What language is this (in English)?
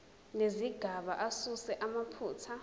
Zulu